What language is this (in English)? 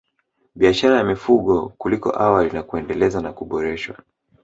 Swahili